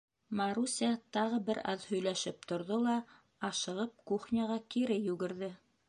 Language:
Bashkir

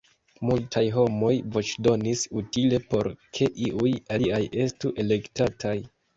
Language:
Esperanto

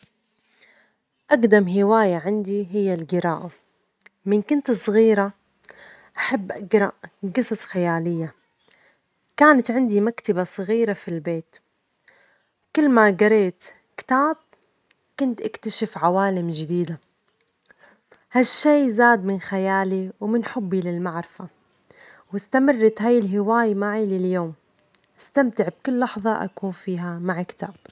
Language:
Omani Arabic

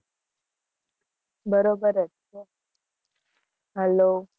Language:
Gujarati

